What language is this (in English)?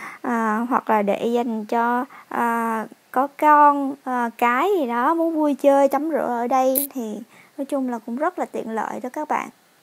Vietnamese